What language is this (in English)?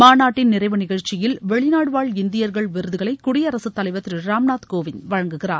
Tamil